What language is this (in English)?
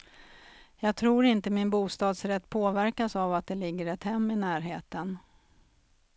Swedish